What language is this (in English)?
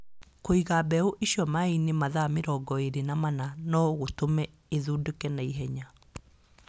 Kikuyu